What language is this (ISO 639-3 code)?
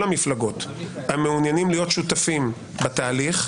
heb